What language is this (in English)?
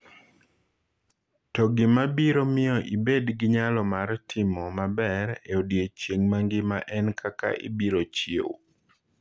Luo (Kenya and Tanzania)